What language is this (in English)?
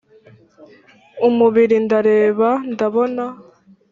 Kinyarwanda